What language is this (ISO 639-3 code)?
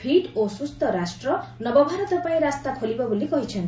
ori